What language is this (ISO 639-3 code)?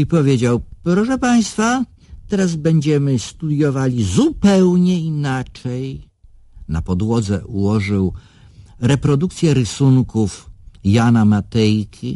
pol